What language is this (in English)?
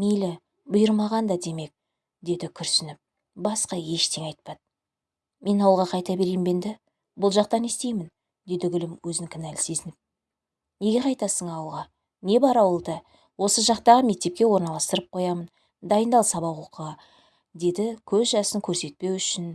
Turkish